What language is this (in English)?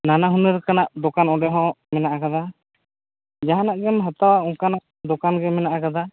Santali